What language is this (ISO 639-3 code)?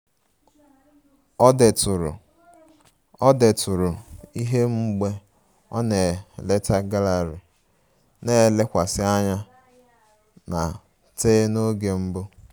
ibo